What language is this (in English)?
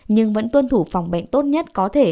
Vietnamese